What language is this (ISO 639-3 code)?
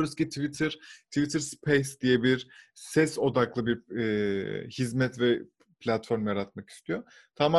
tur